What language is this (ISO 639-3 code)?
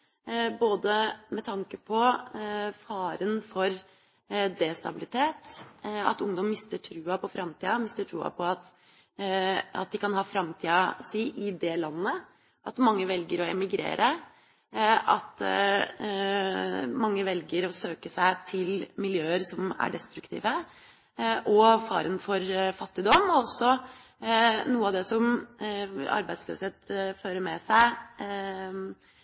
nob